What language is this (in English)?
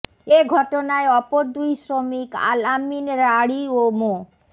Bangla